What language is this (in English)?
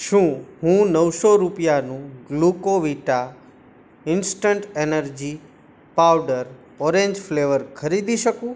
Gujarati